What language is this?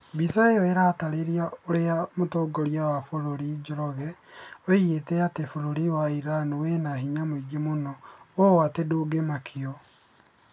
Kikuyu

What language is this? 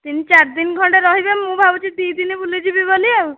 Odia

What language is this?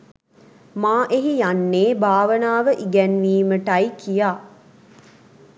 Sinhala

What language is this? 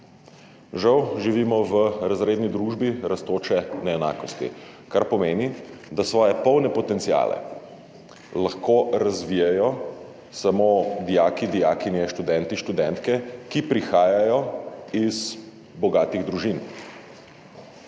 Slovenian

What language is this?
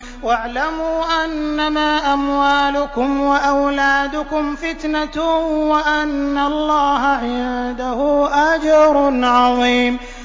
Arabic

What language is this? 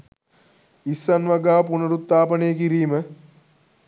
Sinhala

